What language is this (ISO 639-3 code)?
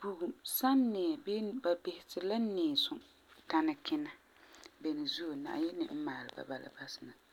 gur